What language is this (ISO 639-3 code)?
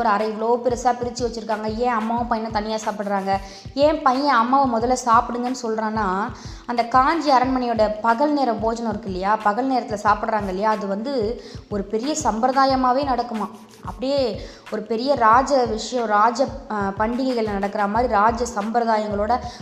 tam